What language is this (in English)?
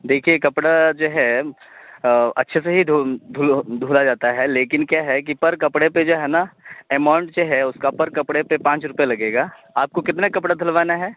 Urdu